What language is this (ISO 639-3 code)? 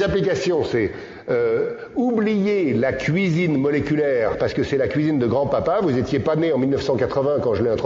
fra